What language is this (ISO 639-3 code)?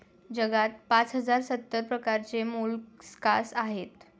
mar